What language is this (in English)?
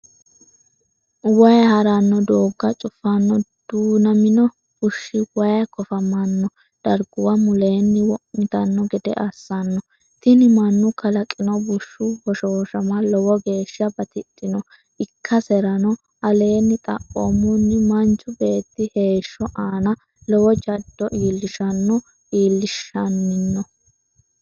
Sidamo